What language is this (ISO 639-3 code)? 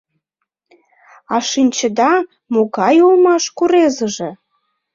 chm